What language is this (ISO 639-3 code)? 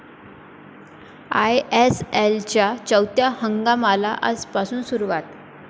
mar